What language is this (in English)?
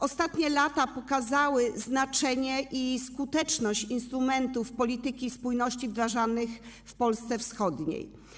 Polish